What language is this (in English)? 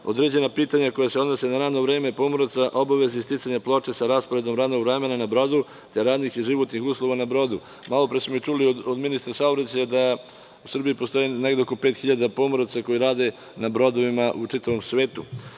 Serbian